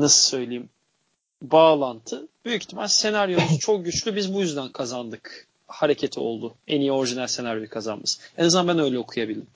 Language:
Turkish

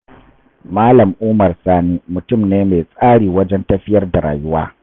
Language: Hausa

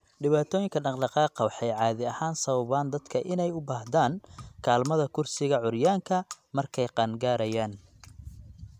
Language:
Somali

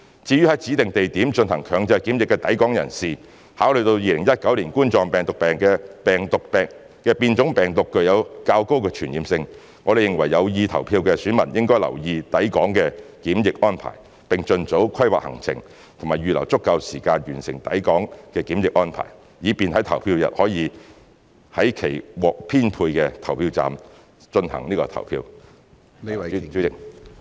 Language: Cantonese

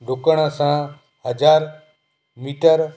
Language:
Sindhi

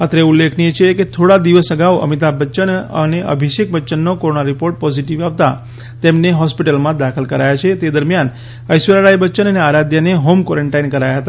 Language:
Gujarati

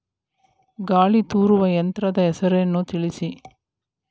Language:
Kannada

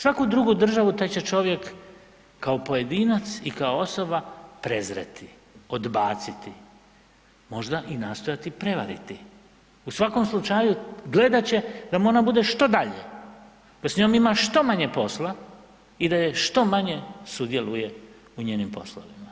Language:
Croatian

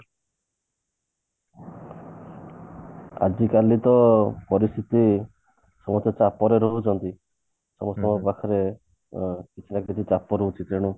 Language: Odia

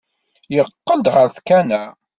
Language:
Kabyle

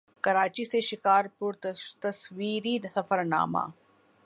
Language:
Urdu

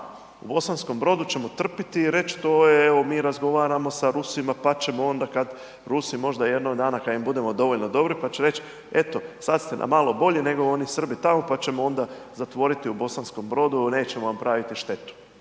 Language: Croatian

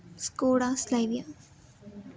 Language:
Marathi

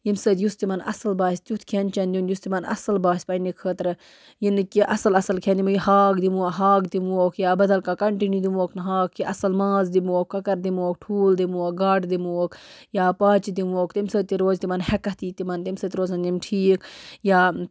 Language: Kashmiri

